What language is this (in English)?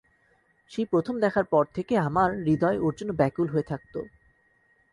Bangla